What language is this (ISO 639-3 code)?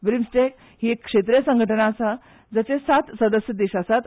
kok